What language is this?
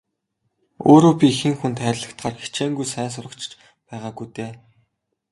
Mongolian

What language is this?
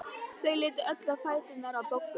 Icelandic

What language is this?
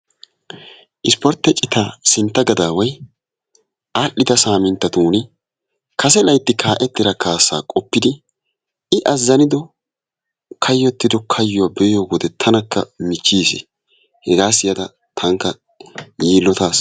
Wolaytta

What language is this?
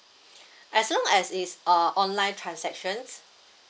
English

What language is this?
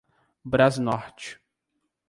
Portuguese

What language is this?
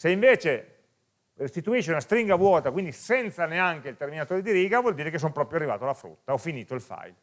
Italian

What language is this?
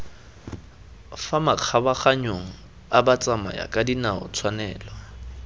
Tswana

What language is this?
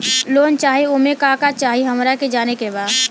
Bhojpuri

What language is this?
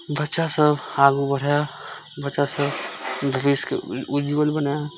Maithili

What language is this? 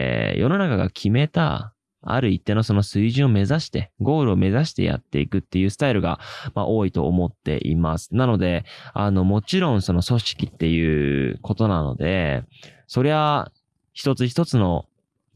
Japanese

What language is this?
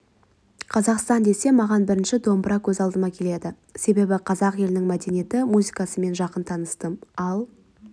Kazakh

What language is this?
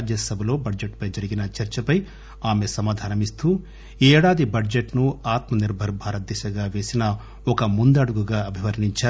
Telugu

